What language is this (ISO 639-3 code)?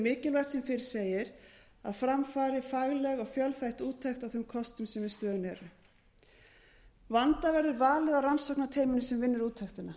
isl